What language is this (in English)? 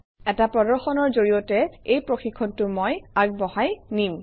Assamese